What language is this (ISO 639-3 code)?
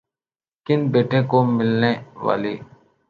urd